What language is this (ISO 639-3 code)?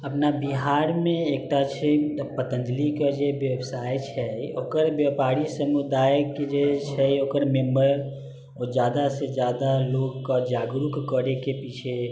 mai